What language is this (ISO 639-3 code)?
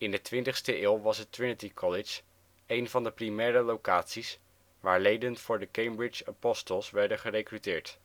nld